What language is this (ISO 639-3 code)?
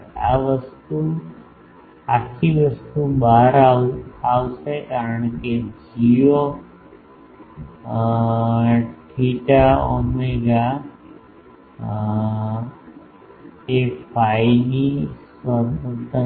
guj